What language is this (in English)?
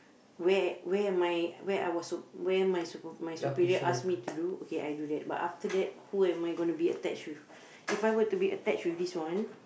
English